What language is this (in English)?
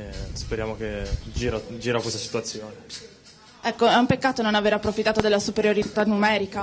Italian